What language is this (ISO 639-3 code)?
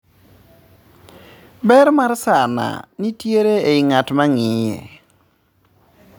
luo